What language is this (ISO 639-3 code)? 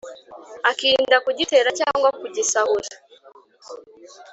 kin